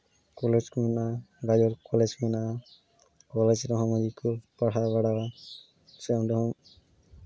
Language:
Santali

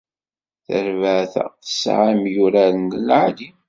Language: Kabyle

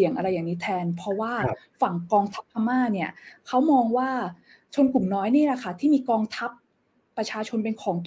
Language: Thai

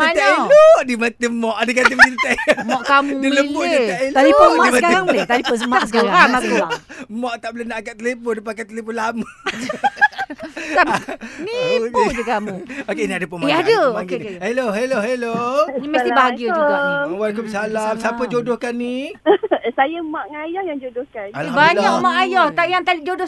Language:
Malay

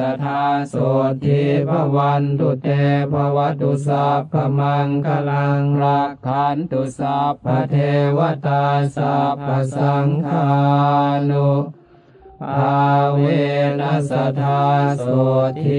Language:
Thai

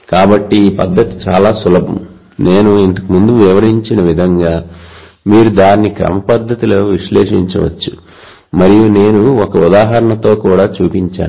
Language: Telugu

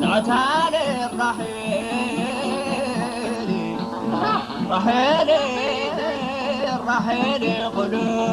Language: Arabic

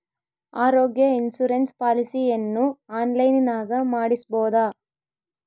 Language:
Kannada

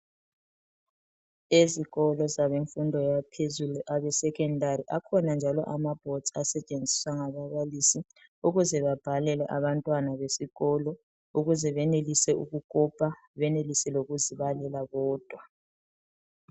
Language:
North Ndebele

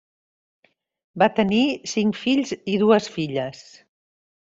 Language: Catalan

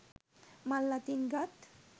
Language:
Sinhala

